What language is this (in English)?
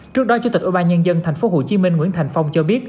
Vietnamese